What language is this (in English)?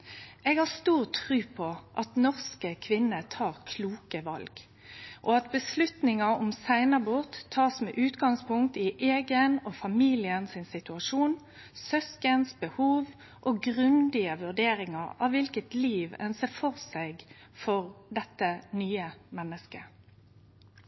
Norwegian Nynorsk